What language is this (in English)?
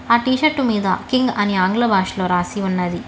Telugu